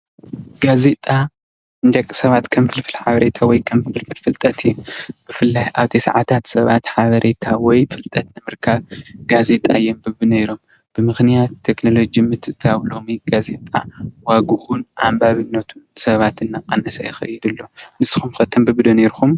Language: Tigrinya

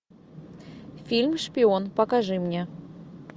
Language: Russian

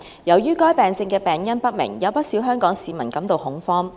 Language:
Cantonese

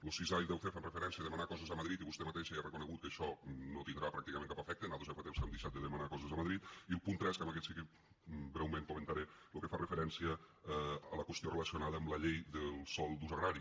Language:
Catalan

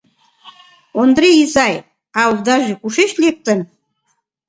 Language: Mari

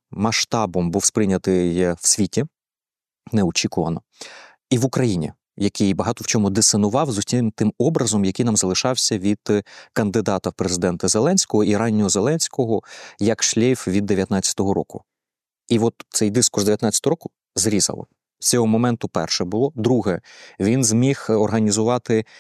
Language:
Ukrainian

